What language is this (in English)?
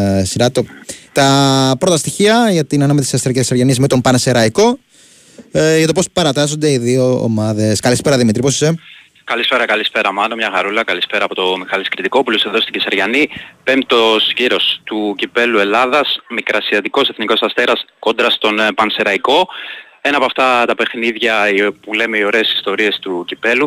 Greek